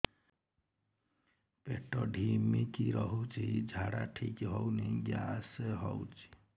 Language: Odia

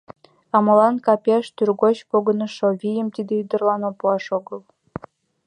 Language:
Mari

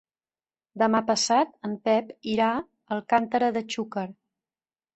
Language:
Catalan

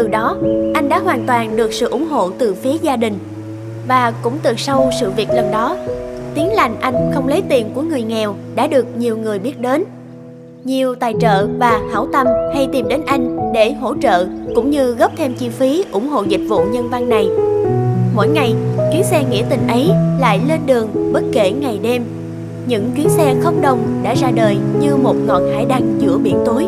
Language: Vietnamese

